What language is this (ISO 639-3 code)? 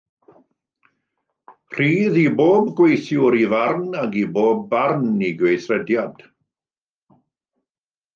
cym